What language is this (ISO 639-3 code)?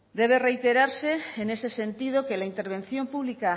spa